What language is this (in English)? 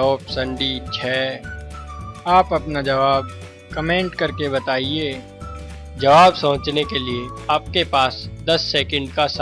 Hindi